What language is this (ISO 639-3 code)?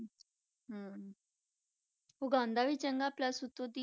pan